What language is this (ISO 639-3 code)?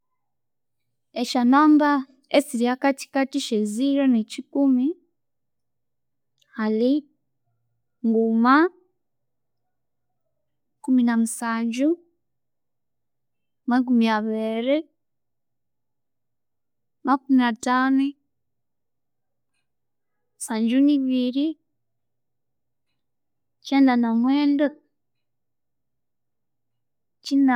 koo